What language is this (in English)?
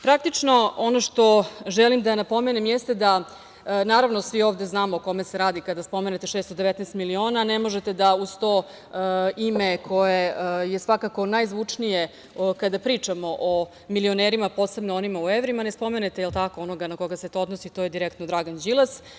Serbian